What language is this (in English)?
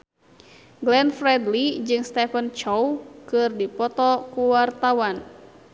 Sundanese